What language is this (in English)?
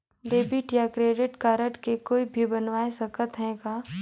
Chhattisgarhi